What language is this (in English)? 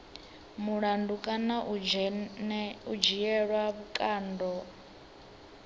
Venda